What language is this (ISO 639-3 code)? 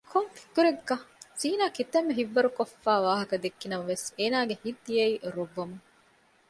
div